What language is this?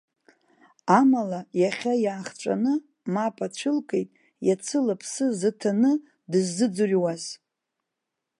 Abkhazian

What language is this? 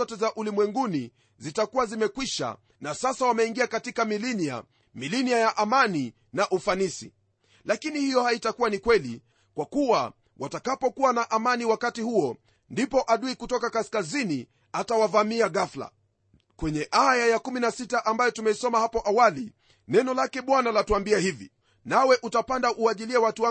Swahili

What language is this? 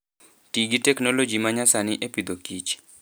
Luo (Kenya and Tanzania)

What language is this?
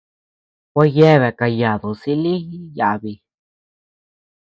Tepeuxila Cuicatec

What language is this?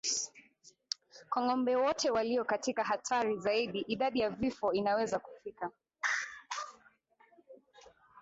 Swahili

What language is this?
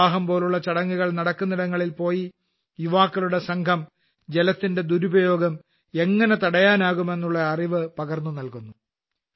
Malayalam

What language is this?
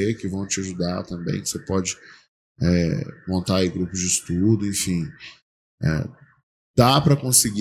Portuguese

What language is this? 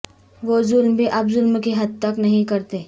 Urdu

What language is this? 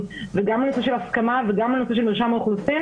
Hebrew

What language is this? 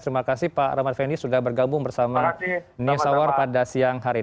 Indonesian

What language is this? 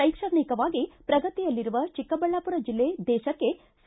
Kannada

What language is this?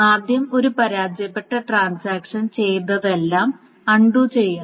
Malayalam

